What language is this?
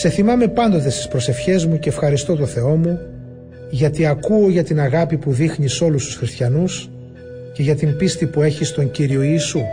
Greek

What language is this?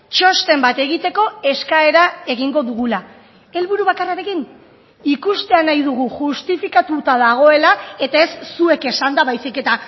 Basque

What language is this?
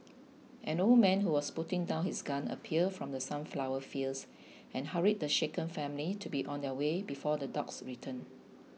English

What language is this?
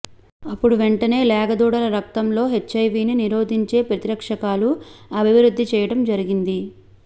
Telugu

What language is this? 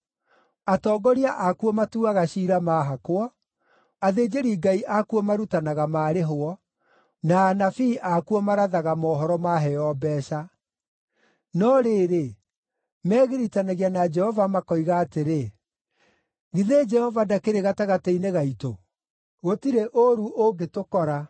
Kikuyu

